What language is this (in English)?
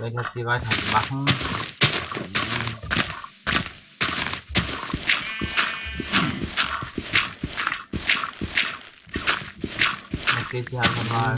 German